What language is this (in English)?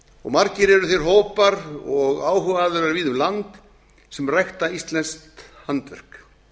Icelandic